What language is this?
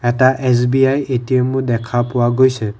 Assamese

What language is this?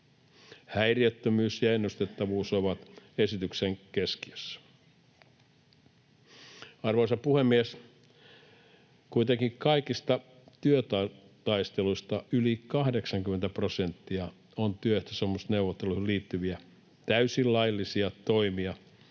Finnish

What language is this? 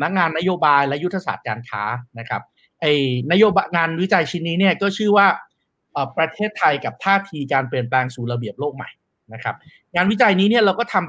Thai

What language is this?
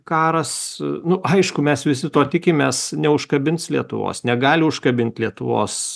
Lithuanian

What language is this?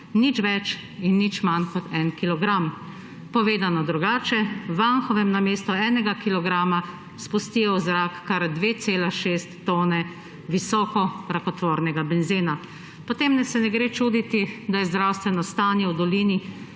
Slovenian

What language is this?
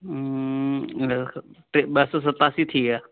Sindhi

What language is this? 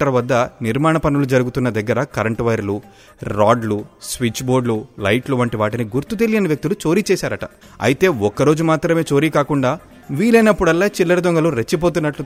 Telugu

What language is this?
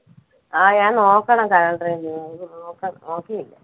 Malayalam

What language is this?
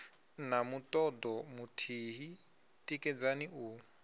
Venda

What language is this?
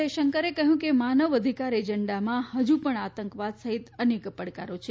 Gujarati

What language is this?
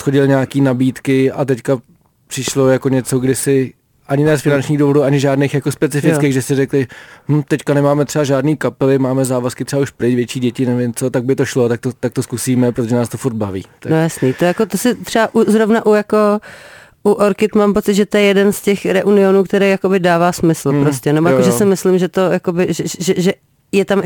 Czech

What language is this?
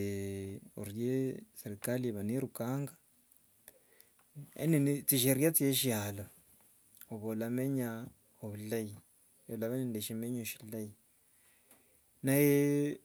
Wanga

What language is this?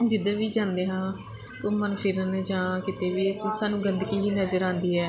Punjabi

